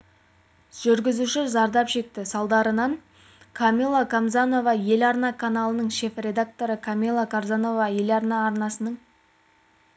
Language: Kazakh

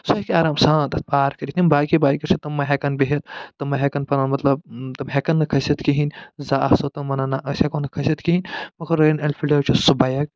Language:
Kashmiri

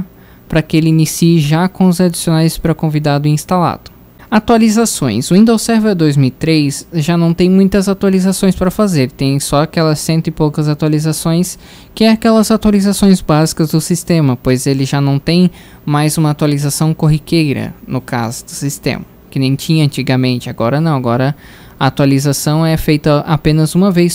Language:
Portuguese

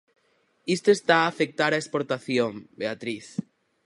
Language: Galician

